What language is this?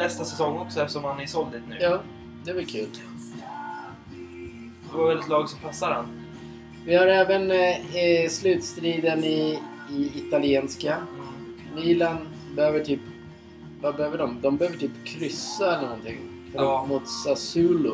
Swedish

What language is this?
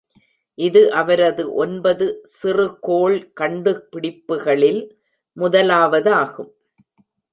Tamil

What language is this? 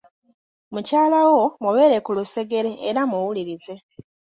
Ganda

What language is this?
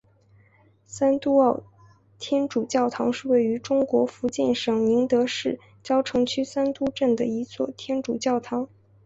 Chinese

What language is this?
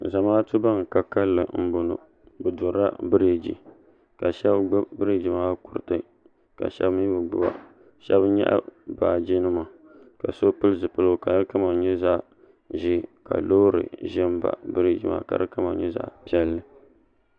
Dagbani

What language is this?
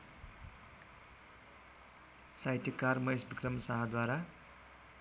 Nepali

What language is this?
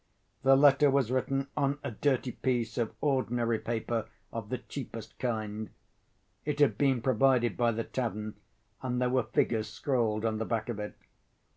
English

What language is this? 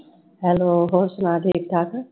Punjabi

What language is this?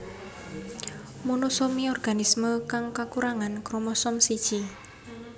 Javanese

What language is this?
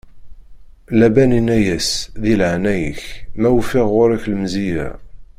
Kabyle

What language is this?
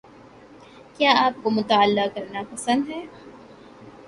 Urdu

